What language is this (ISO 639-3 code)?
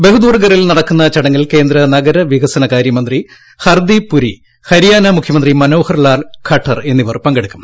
mal